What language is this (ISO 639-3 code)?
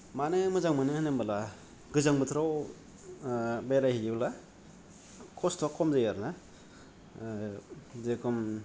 brx